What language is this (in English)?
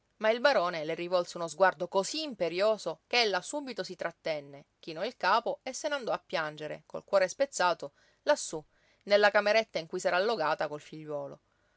Italian